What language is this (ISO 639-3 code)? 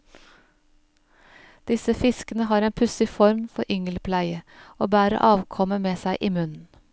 nor